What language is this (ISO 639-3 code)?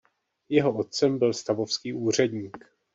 ces